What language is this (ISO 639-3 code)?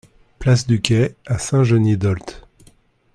fra